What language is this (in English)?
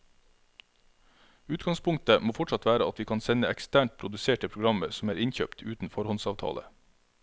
Norwegian